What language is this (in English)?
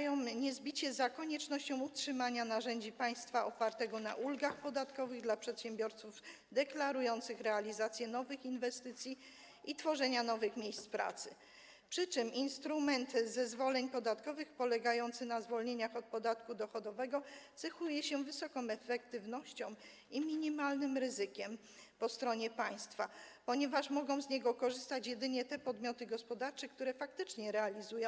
Polish